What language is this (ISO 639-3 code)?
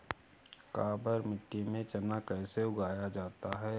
hin